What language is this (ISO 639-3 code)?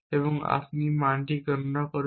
ben